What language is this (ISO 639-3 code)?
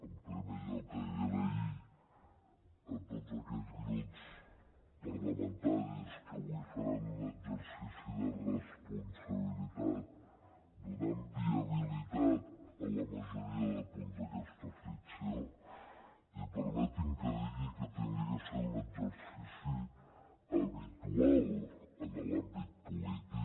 cat